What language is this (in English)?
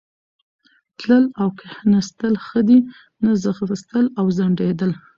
Pashto